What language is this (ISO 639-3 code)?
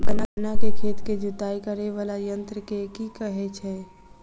mai